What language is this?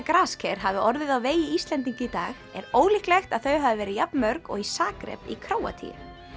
Icelandic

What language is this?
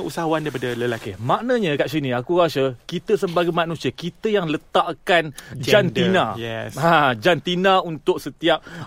Malay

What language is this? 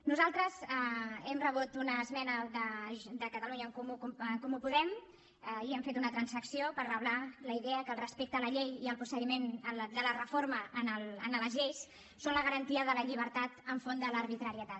Catalan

